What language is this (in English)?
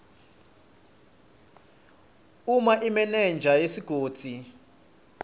Swati